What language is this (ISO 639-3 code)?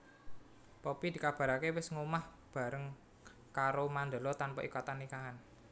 jav